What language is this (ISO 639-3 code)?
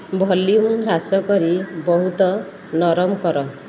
ori